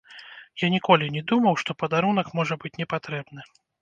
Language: Belarusian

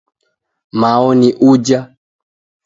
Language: Taita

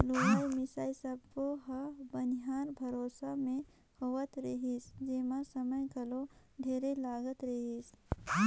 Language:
Chhattisgarhi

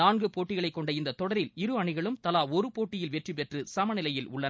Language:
Tamil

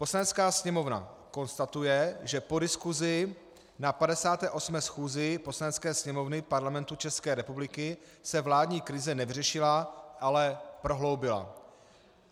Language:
Czech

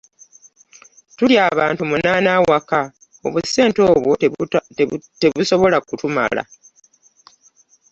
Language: Ganda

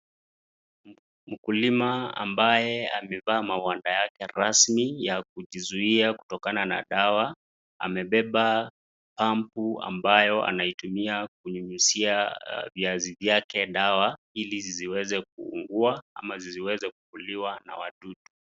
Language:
Swahili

